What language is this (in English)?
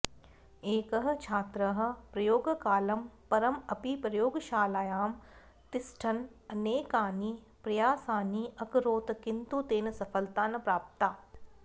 Sanskrit